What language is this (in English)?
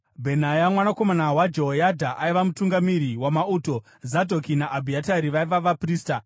Shona